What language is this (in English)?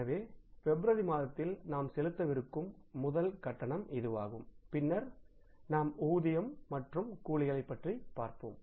Tamil